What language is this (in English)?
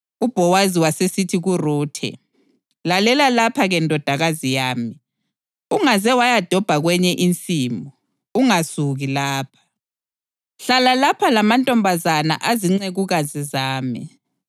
North Ndebele